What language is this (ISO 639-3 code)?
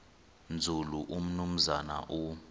xho